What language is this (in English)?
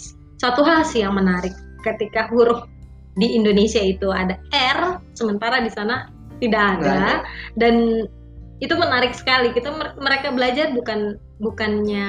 Indonesian